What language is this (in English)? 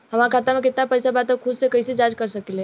Bhojpuri